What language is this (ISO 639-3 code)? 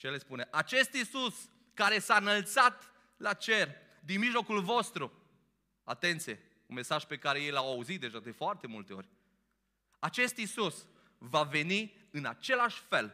ron